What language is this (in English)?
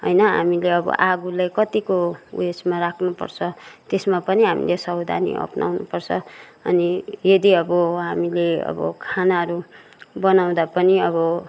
Nepali